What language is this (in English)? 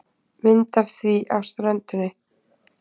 Icelandic